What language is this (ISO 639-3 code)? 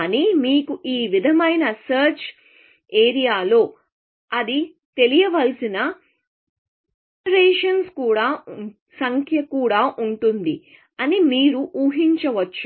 tel